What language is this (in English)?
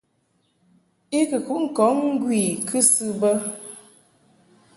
Mungaka